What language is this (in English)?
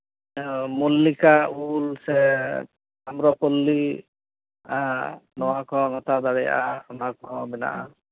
Santali